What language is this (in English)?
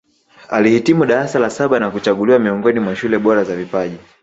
Swahili